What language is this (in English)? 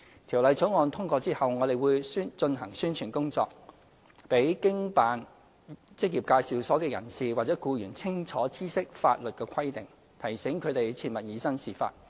Cantonese